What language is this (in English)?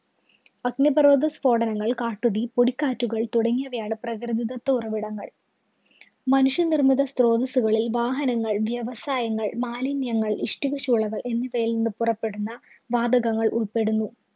Malayalam